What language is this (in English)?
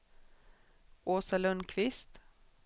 Swedish